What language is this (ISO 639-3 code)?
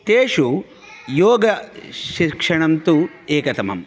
san